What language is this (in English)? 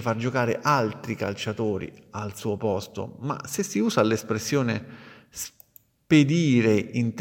Italian